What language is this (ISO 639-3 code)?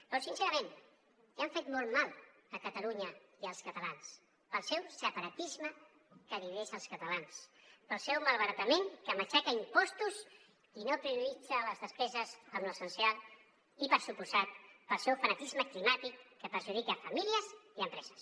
cat